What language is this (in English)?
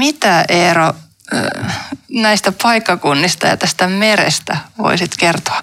Finnish